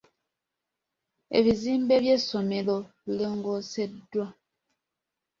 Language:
Ganda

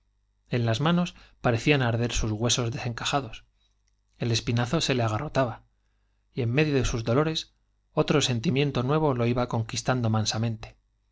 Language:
Spanish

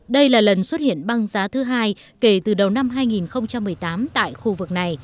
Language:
Vietnamese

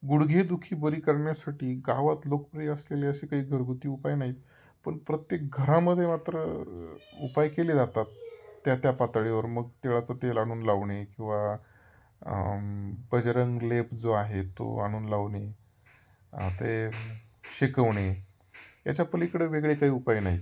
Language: Marathi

